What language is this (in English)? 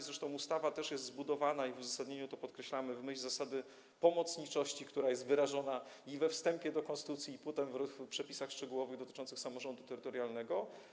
Polish